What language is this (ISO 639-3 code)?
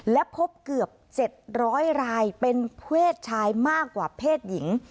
tha